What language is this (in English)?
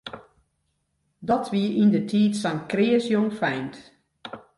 Western Frisian